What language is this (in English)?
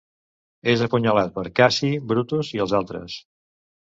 Catalan